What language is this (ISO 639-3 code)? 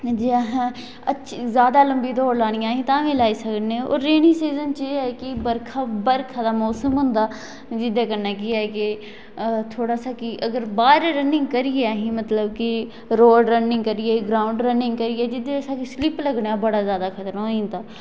doi